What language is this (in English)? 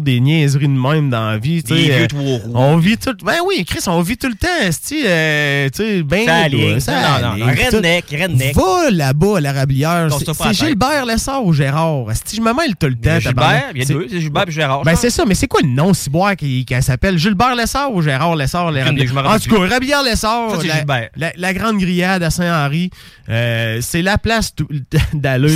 French